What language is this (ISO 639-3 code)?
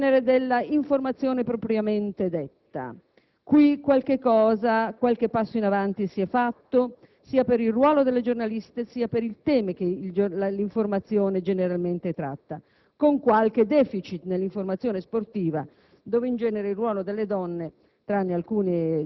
ita